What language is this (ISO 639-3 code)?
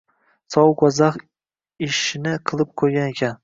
uzb